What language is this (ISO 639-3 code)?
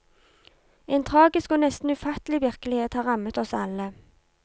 nor